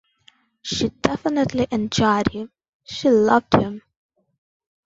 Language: English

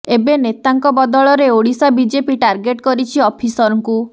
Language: Odia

